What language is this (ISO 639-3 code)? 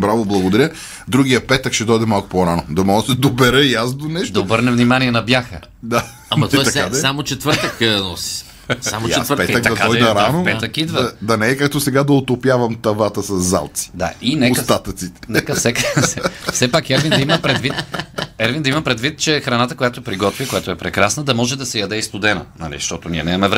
bul